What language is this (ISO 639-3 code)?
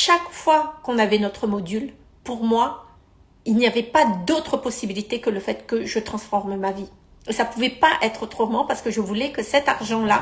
fra